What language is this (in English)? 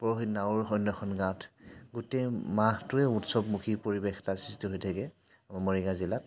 Assamese